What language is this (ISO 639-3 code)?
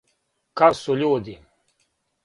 srp